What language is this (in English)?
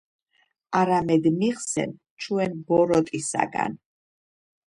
Georgian